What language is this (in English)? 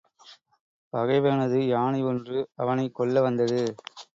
Tamil